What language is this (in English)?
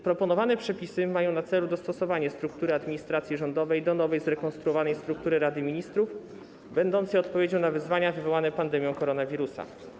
Polish